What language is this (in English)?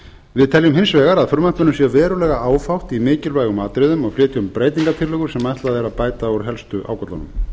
Icelandic